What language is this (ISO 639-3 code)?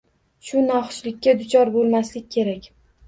uzb